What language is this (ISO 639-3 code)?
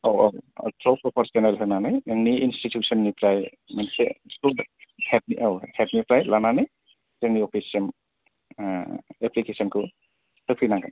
brx